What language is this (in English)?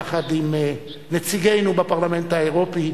Hebrew